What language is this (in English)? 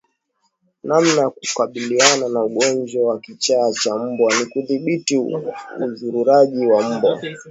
Swahili